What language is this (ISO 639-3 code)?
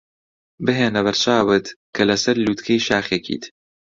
ckb